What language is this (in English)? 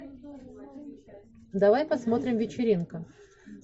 Russian